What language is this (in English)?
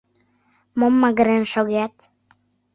Mari